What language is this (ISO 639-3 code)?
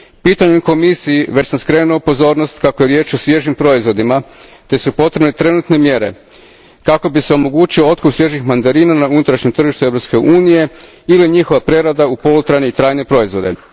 hrv